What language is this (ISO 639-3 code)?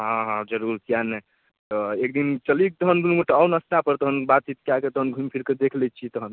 mai